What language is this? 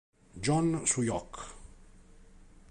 Italian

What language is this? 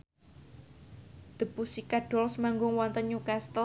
Javanese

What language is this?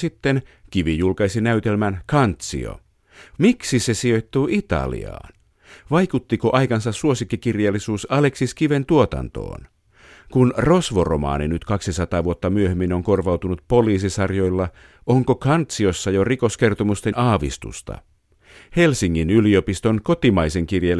Finnish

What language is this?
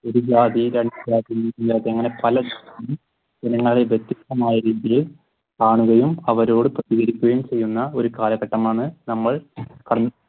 Malayalam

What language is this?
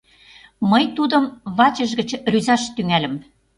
Mari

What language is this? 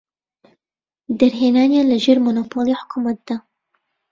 Central Kurdish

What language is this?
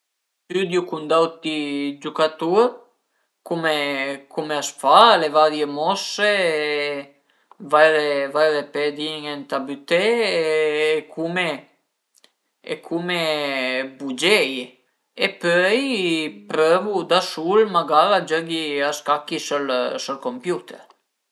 Piedmontese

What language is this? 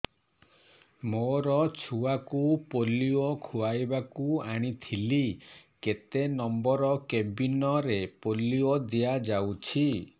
Odia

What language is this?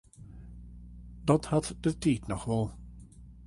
Western Frisian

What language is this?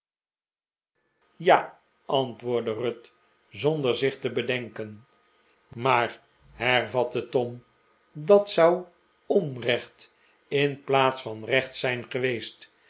Dutch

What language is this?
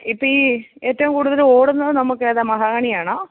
Malayalam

